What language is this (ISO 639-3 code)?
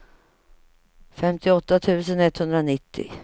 swe